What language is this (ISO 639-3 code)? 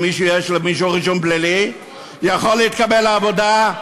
heb